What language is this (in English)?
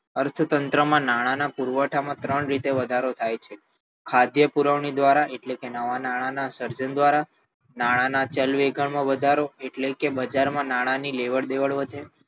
Gujarati